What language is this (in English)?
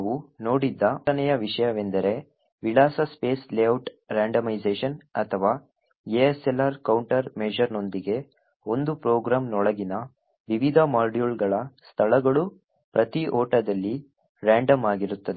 Kannada